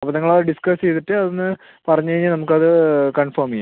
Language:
Malayalam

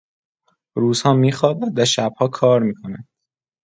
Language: Persian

